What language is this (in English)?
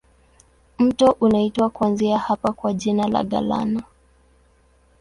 Swahili